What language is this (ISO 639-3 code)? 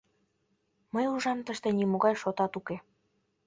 chm